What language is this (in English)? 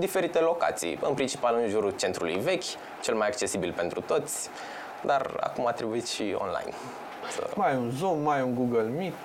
Romanian